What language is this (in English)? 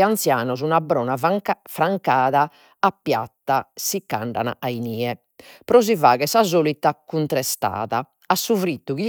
Sardinian